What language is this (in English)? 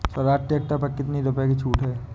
Hindi